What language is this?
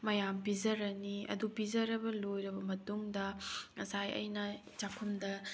Manipuri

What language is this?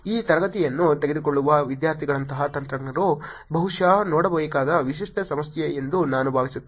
Kannada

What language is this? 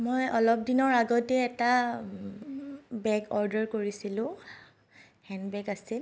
Assamese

